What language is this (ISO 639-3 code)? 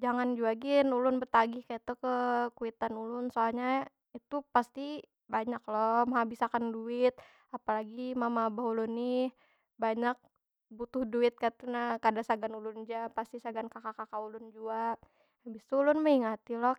bjn